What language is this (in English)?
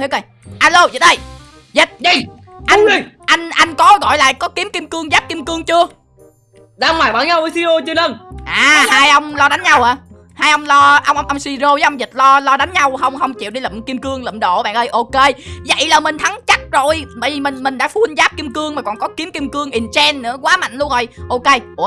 Vietnamese